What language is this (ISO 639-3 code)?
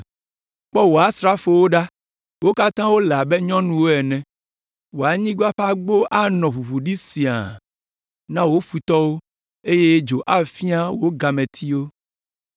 ewe